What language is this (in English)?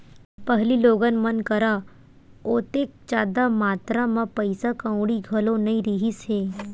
Chhattisgarhi